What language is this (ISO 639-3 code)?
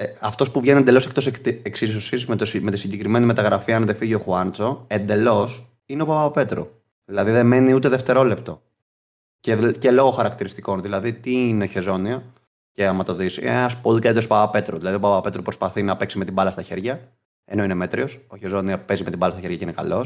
ell